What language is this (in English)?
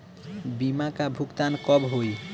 Bhojpuri